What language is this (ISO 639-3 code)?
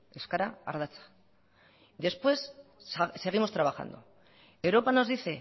spa